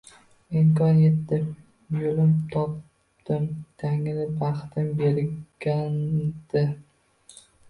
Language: Uzbek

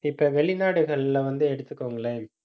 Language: Tamil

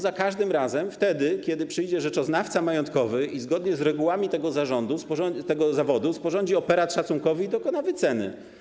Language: Polish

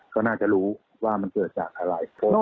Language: Thai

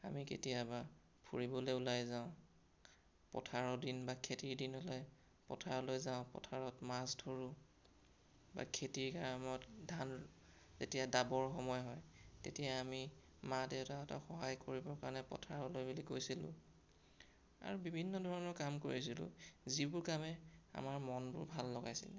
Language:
Assamese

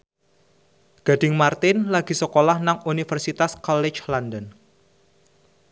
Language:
Javanese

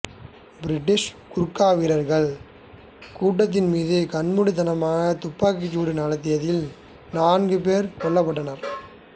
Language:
Tamil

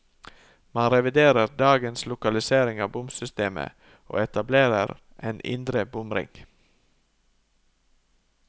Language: Norwegian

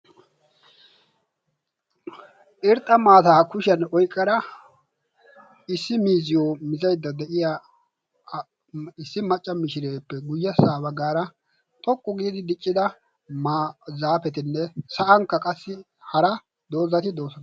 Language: Wolaytta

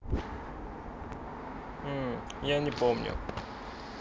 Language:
Russian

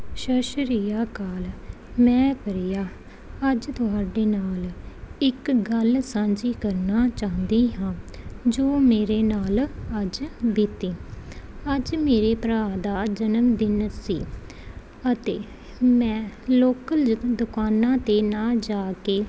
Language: Punjabi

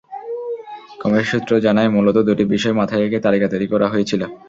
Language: Bangla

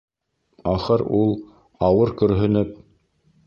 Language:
Bashkir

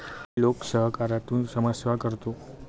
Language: Marathi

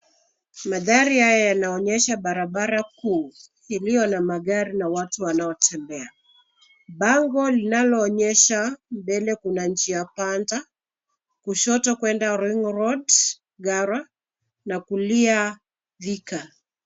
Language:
Swahili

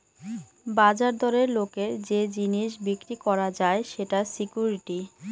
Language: Bangla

